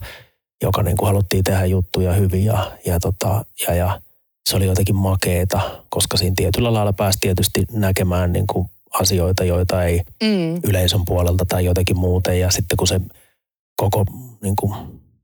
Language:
Finnish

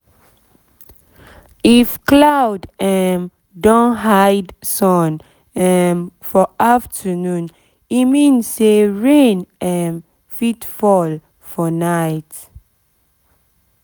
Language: Nigerian Pidgin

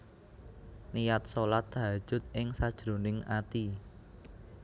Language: Javanese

